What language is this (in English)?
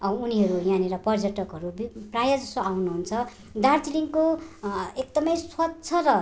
Nepali